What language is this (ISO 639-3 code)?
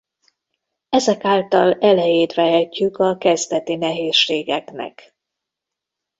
hun